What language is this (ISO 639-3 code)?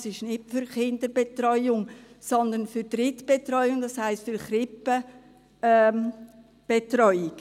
gsw